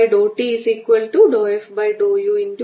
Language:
Malayalam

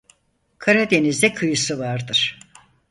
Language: Turkish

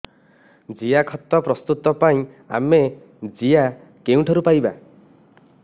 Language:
Odia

